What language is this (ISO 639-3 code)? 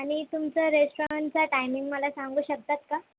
mar